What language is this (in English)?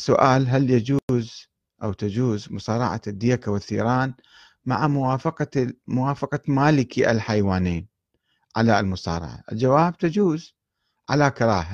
Arabic